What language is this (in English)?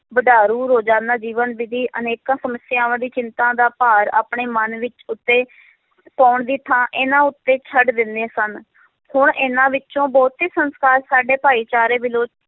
Punjabi